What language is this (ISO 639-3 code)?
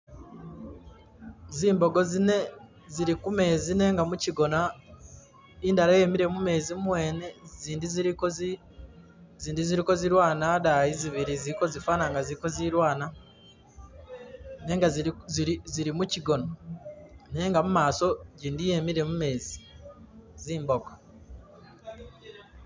myx